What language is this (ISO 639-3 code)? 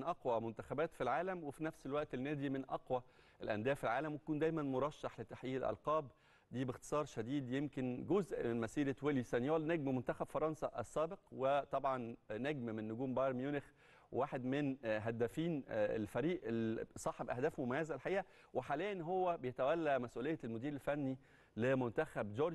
ara